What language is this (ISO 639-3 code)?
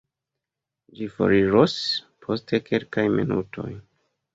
epo